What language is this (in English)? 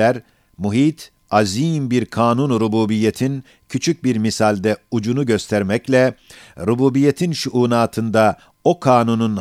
Turkish